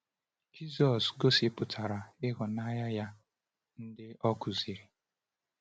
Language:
Igbo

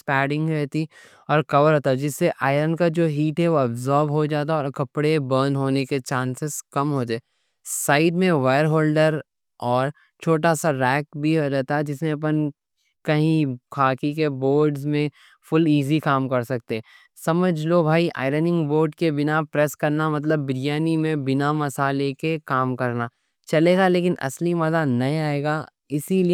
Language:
Deccan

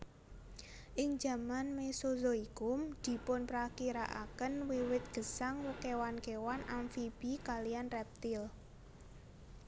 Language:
Javanese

